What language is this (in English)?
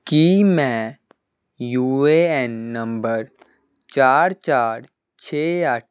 Punjabi